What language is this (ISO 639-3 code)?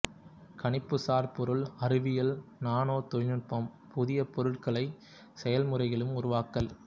tam